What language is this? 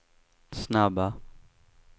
Swedish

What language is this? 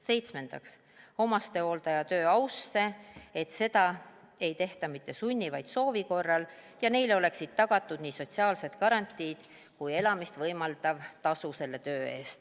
Estonian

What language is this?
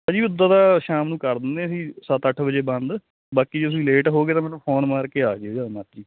Punjabi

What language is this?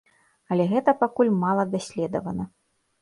Belarusian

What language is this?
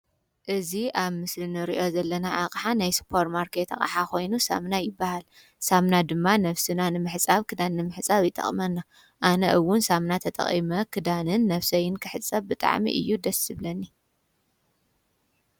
Tigrinya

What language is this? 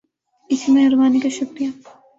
Urdu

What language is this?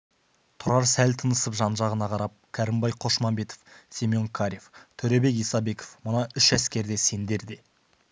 Kazakh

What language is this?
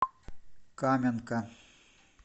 Russian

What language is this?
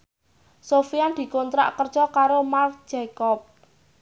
Javanese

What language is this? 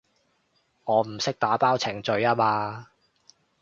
Cantonese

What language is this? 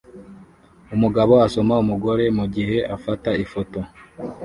Kinyarwanda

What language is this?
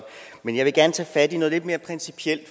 Danish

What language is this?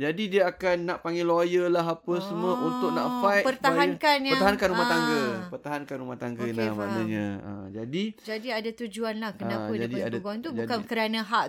Malay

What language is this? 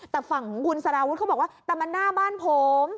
Thai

